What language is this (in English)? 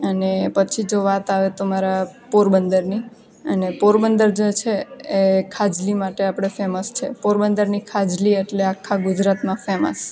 Gujarati